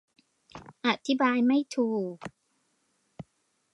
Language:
Thai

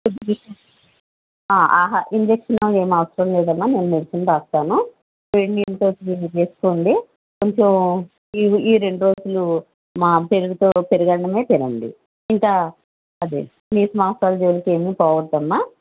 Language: Telugu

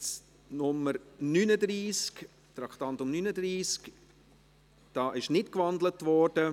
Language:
Swiss German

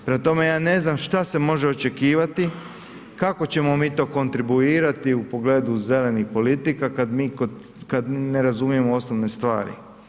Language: Croatian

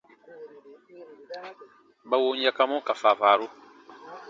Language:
Baatonum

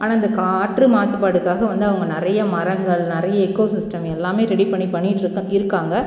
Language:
Tamil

